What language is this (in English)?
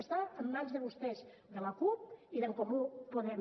Catalan